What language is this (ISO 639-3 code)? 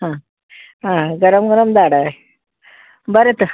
kok